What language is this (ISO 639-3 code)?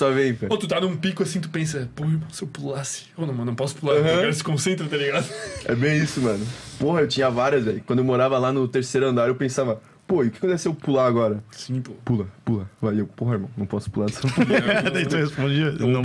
por